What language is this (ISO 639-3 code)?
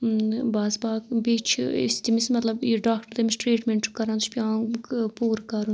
kas